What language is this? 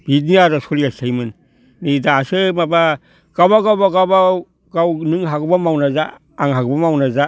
Bodo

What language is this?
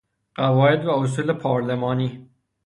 Persian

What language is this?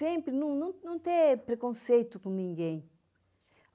Portuguese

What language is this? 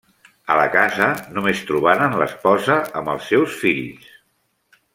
Catalan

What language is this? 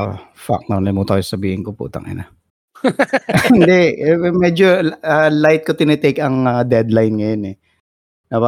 Filipino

